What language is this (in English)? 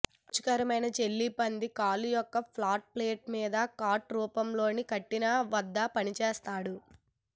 Telugu